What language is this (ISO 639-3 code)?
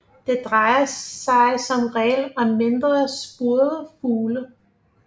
dan